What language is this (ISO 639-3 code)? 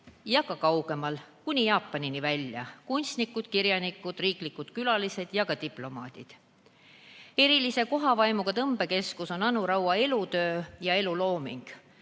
est